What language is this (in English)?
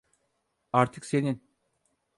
Turkish